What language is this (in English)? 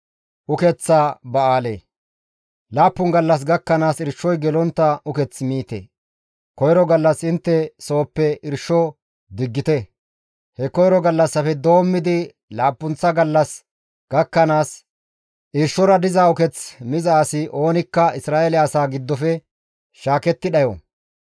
Gamo